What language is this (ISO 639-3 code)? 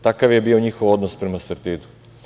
srp